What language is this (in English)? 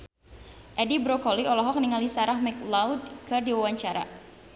Sundanese